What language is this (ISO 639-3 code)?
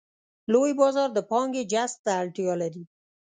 pus